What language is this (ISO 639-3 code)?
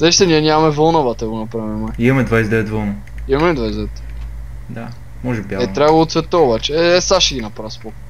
bul